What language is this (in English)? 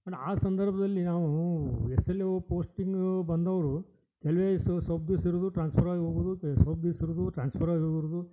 Kannada